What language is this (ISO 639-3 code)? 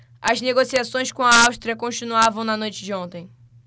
por